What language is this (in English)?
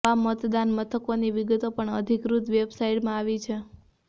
Gujarati